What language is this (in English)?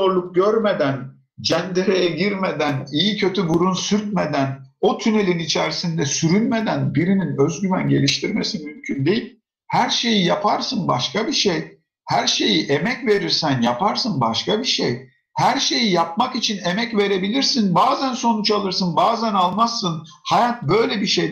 Turkish